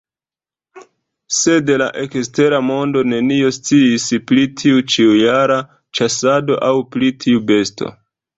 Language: Esperanto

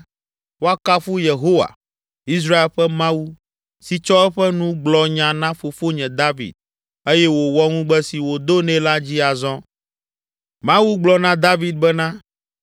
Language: Ewe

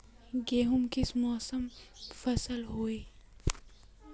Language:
Magahi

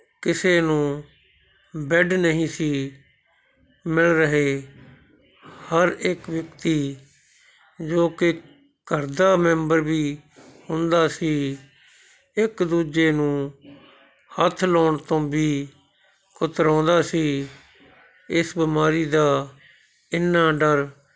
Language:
Punjabi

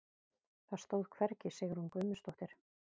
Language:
Icelandic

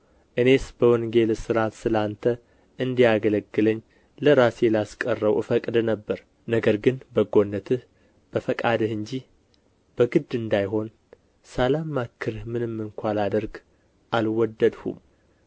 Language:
Amharic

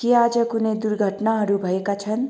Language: Nepali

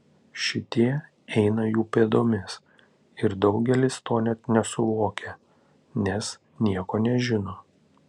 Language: Lithuanian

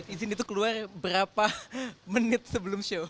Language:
Indonesian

